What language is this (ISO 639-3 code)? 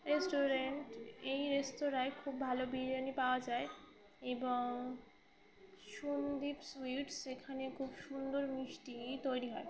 ben